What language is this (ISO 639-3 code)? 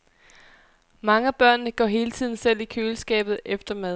dan